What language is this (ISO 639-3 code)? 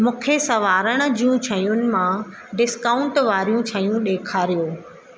snd